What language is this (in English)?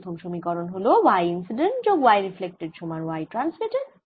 Bangla